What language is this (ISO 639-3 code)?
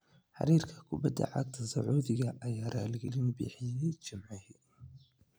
som